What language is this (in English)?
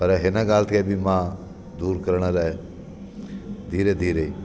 Sindhi